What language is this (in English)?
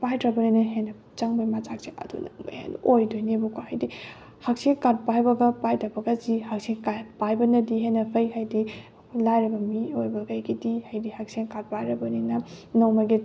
Manipuri